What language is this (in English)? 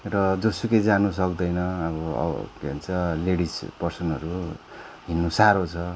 Nepali